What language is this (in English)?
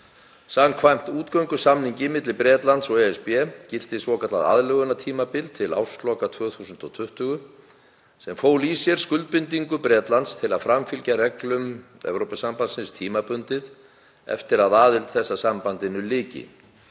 Icelandic